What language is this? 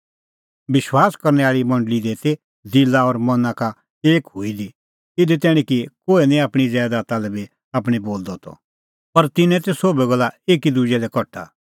Kullu Pahari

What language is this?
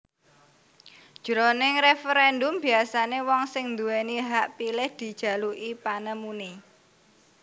Javanese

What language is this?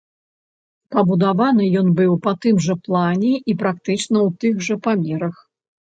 Belarusian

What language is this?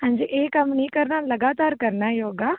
Punjabi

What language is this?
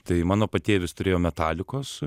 Lithuanian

